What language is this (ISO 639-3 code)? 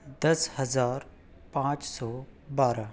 urd